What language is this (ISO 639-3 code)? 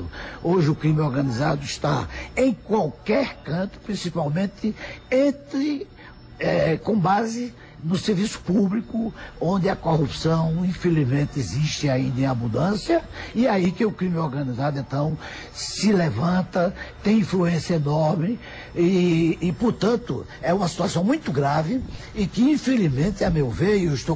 por